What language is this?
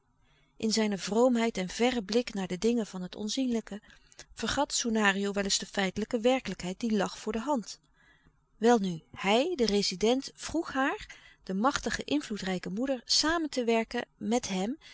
Dutch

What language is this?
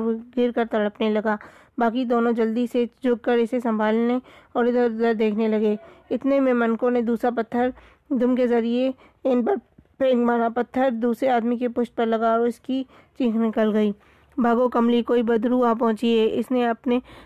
Urdu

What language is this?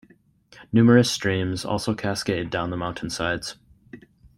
English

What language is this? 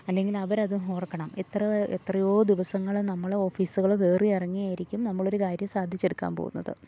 Malayalam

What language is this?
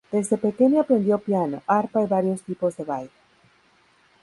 Spanish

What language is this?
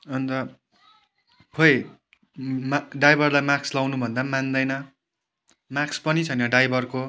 Nepali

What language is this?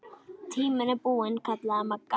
Icelandic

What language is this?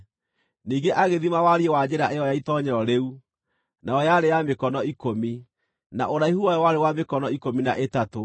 Kikuyu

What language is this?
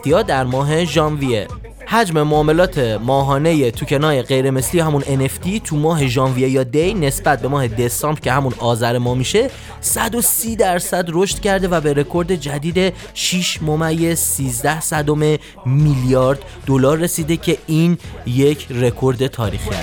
Persian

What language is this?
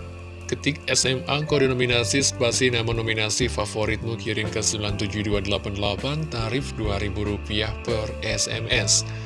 Indonesian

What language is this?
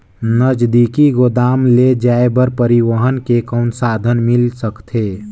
Chhattisgarhi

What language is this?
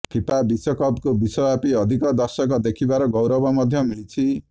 Odia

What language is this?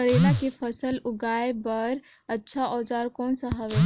Chhattisgarhi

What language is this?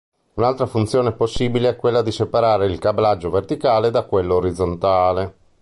Italian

